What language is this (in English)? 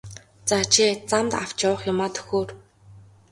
Mongolian